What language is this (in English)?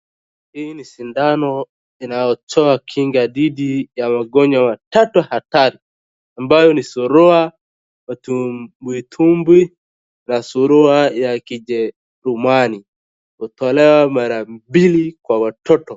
Swahili